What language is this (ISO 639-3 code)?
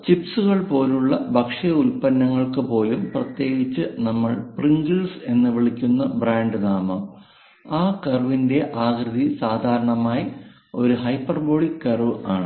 mal